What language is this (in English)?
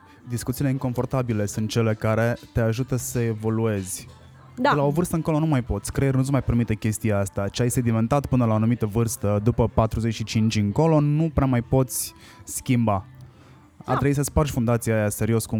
Romanian